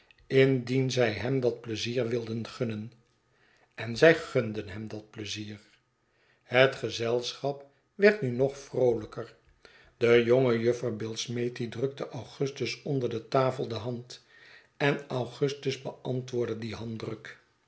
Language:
Dutch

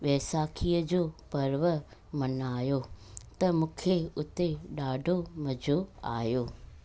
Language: Sindhi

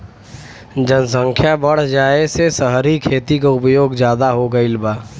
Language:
Bhojpuri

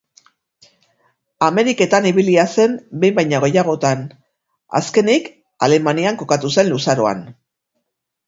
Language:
Basque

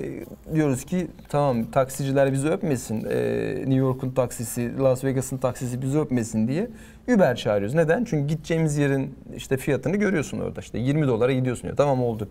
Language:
Turkish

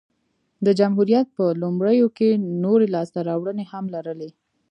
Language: Pashto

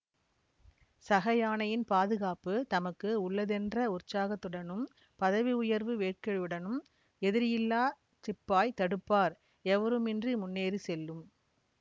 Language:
Tamil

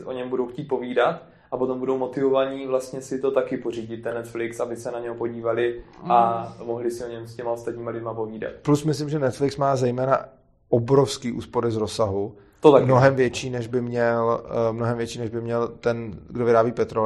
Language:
Czech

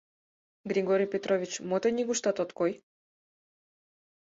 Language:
Mari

